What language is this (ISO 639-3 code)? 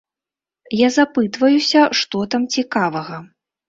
bel